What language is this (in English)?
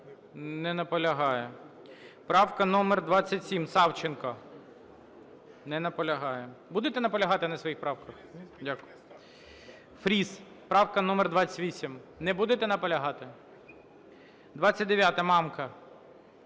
Ukrainian